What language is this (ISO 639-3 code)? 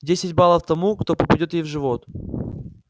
rus